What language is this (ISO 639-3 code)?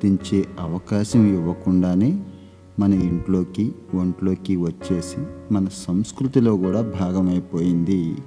tel